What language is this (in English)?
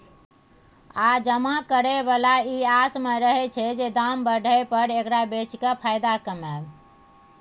Maithili